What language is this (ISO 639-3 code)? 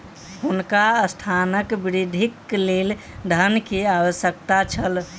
mai